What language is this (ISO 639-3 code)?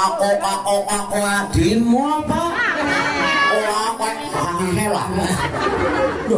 ind